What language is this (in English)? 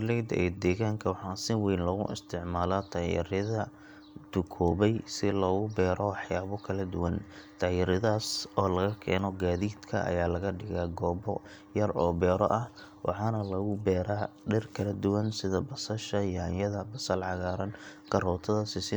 Somali